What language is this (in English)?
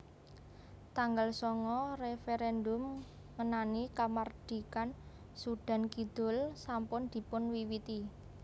Javanese